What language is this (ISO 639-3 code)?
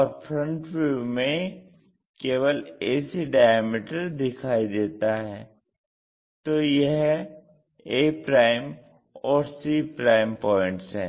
hin